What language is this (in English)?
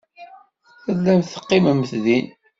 Kabyle